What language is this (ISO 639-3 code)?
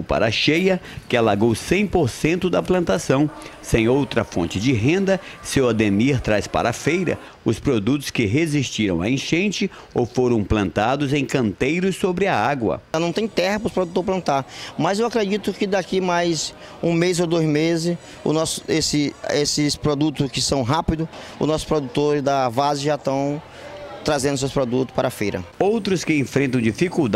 por